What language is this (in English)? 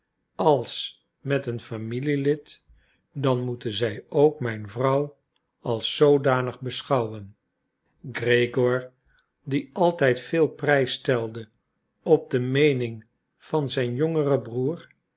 Dutch